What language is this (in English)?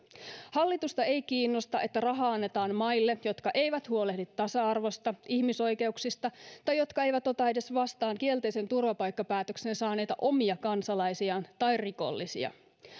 Finnish